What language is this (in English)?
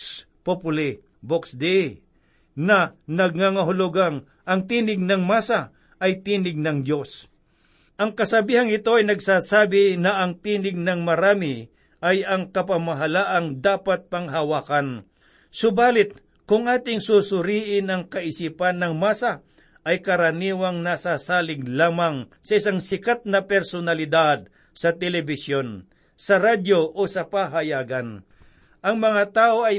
Filipino